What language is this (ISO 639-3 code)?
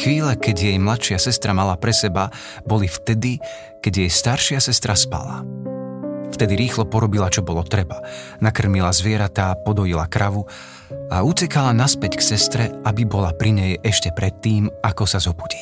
slk